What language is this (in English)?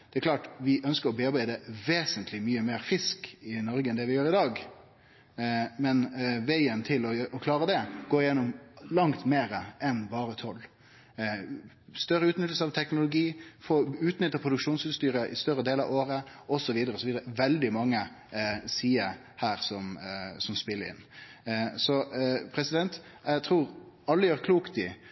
Norwegian Nynorsk